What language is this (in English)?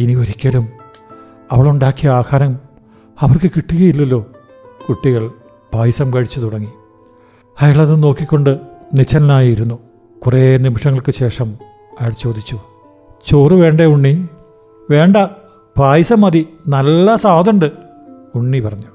Malayalam